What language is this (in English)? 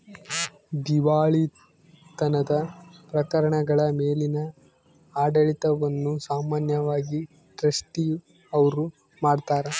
Kannada